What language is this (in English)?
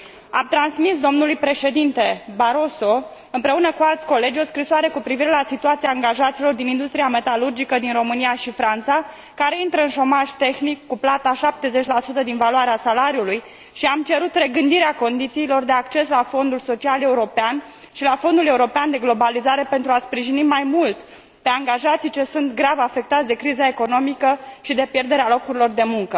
Romanian